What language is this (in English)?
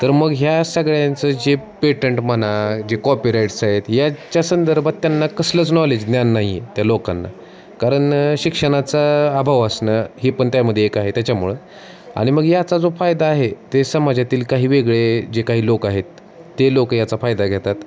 Marathi